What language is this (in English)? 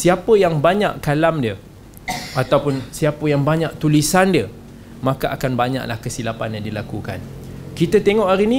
Malay